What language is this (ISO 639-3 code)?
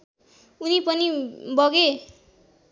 nep